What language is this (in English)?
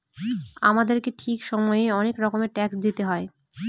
Bangla